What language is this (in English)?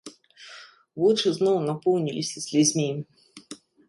Belarusian